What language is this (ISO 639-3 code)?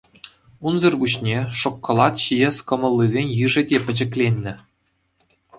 chv